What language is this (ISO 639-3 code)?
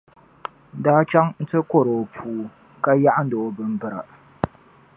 dag